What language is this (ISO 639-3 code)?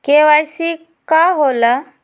mag